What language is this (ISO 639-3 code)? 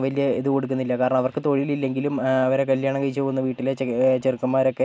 mal